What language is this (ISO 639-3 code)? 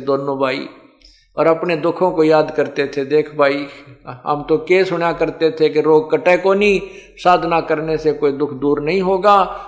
hin